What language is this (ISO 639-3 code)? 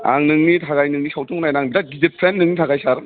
brx